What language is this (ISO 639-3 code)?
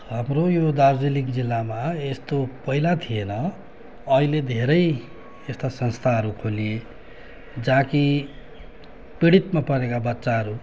nep